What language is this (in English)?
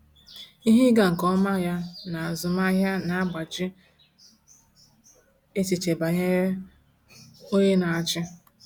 Igbo